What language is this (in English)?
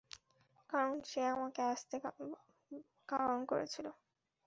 Bangla